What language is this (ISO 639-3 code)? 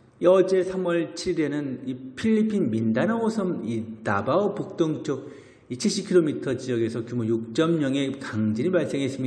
kor